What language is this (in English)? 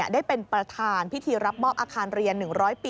Thai